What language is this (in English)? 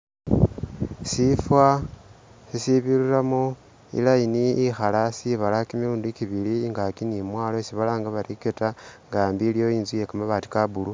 Masaaba